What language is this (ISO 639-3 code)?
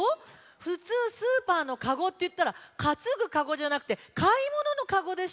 jpn